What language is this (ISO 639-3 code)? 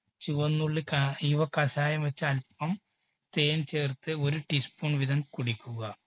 mal